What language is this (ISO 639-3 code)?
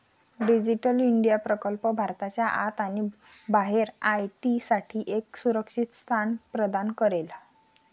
mar